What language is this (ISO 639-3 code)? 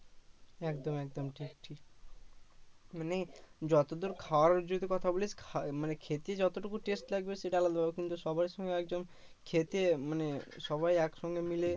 ben